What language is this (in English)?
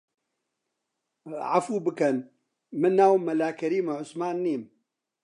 Central Kurdish